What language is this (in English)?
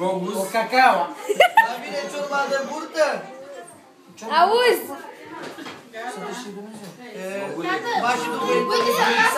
Romanian